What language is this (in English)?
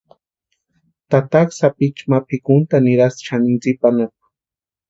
Western Highland Purepecha